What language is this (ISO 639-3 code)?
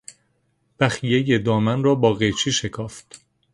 fas